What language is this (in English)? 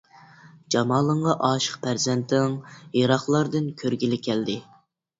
Uyghur